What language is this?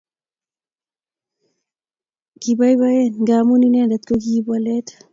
Kalenjin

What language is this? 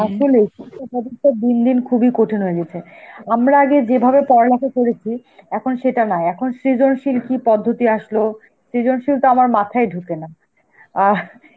Bangla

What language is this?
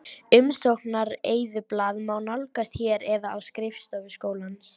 Icelandic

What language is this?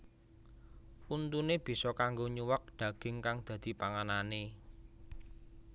Javanese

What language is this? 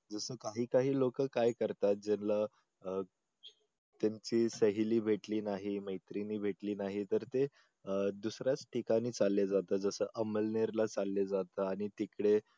Marathi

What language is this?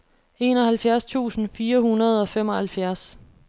Danish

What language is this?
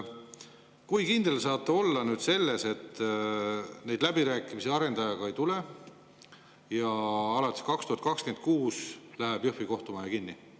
Estonian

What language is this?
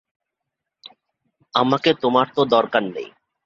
Bangla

